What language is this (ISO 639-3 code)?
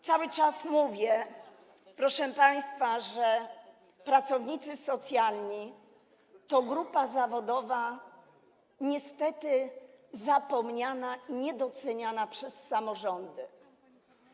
pol